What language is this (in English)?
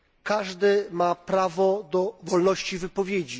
Polish